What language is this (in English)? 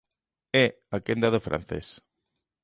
Galician